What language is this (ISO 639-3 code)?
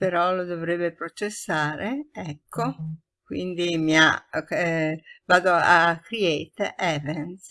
ita